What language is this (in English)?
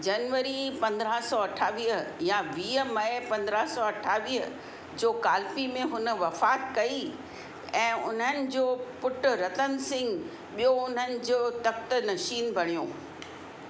Sindhi